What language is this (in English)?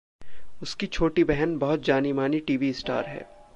Hindi